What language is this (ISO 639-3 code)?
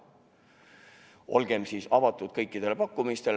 est